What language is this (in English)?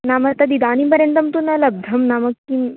Sanskrit